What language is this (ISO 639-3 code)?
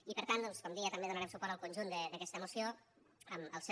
cat